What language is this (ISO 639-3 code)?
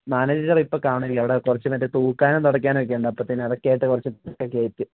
mal